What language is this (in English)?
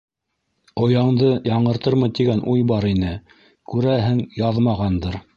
Bashkir